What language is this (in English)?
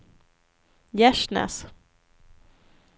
Swedish